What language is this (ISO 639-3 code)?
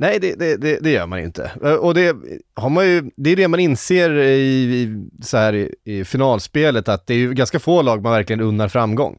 swe